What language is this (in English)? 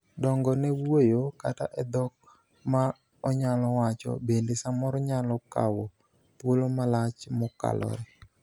Luo (Kenya and Tanzania)